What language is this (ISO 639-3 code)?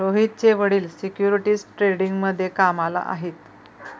mar